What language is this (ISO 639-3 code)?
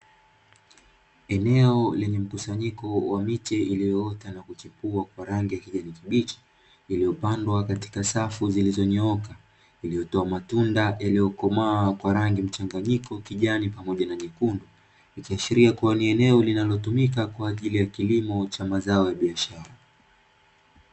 swa